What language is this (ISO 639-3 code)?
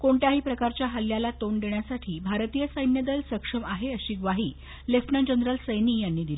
mar